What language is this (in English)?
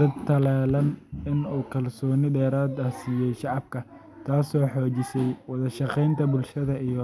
Somali